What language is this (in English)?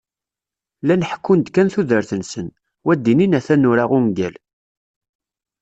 Kabyle